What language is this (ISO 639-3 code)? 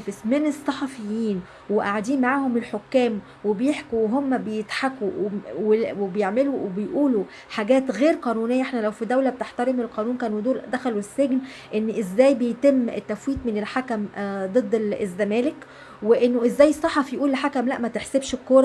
ara